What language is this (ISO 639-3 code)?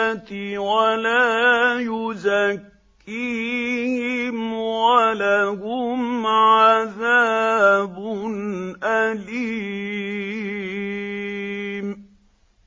ara